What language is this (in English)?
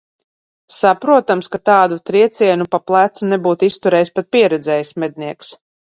Latvian